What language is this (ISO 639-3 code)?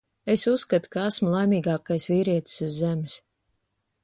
lav